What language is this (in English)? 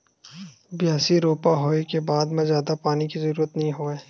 Chhattisgarhi